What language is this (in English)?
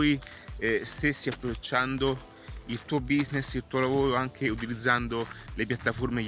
Italian